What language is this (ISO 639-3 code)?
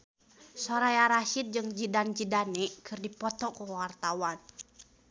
sun